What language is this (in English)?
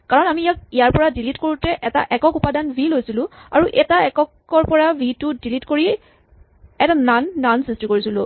Assamese